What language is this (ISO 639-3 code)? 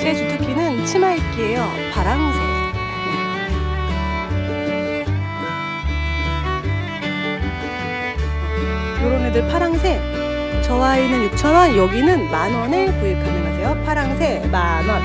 kor